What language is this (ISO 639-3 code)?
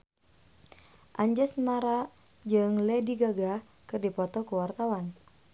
sun